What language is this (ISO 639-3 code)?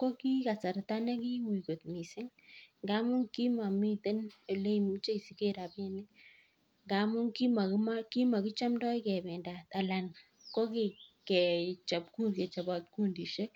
kln